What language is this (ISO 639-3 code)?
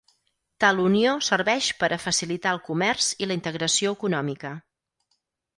cat